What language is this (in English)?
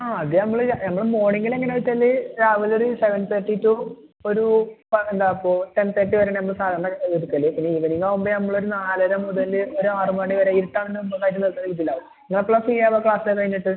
Malayalam